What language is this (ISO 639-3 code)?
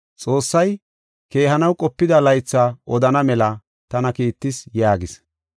gof